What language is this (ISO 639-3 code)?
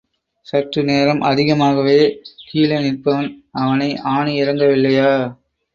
tam